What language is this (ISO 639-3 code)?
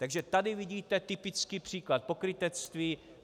ces